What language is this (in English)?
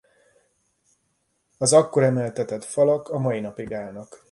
Hungarian